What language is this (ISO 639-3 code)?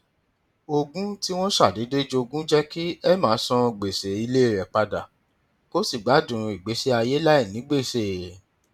yor